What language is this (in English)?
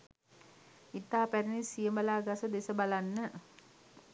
Sinhala